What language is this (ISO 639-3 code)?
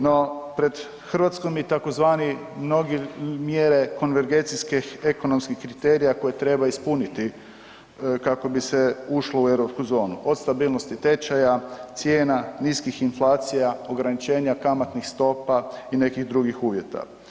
hrv